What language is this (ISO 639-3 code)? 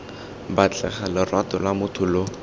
tsn